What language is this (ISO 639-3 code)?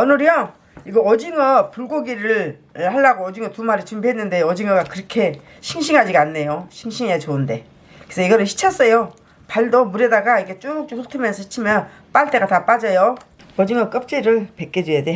kor